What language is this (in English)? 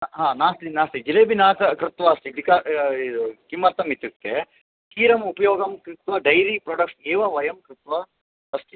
Sanskrit